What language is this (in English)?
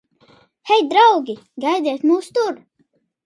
Latvian